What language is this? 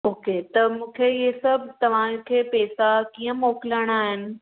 Sindhi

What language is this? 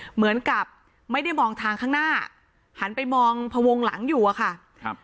Thai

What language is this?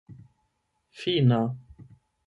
Esperanto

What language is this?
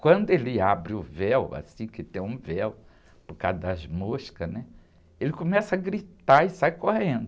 Portuguese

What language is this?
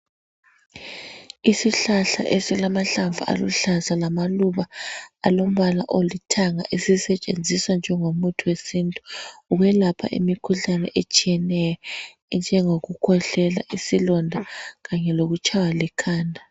North Ndebele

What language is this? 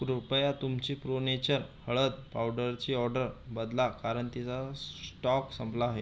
Marathi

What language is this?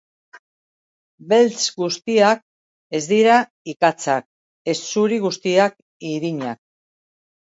Basque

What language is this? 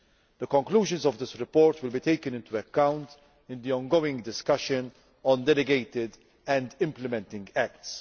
English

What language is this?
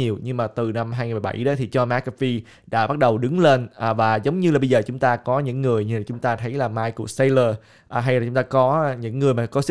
Vietnamese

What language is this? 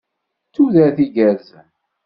Kabyle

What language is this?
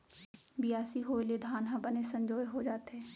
Chhattisgarhi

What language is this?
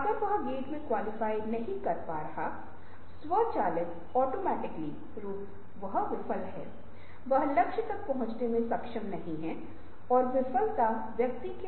Hindi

